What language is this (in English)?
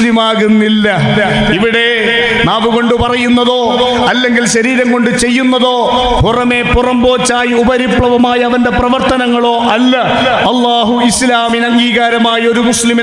Arabic